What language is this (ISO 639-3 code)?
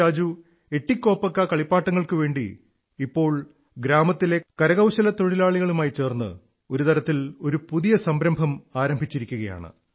mal